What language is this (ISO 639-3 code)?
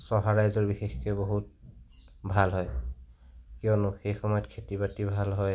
asm